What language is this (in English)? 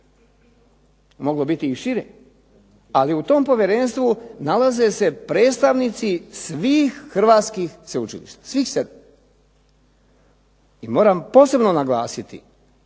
Croatian